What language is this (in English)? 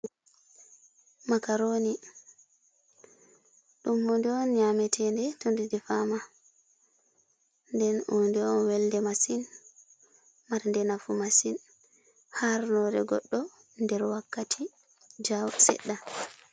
Fula